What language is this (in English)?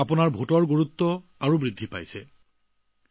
Assamese